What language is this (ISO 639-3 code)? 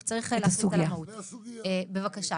heb